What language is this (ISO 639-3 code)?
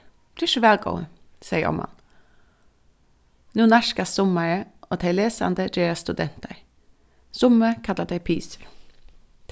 fao